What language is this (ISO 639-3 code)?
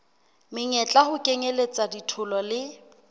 sot